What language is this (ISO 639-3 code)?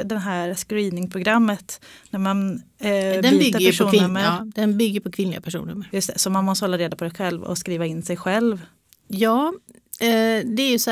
swe